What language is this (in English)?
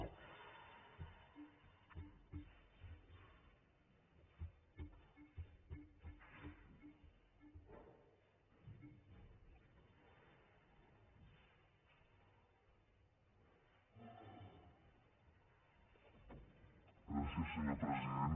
Catalan